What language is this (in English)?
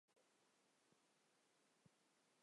Chinese